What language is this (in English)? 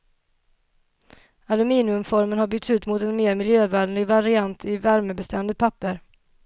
Swedish